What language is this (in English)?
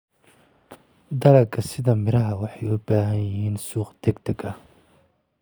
Somali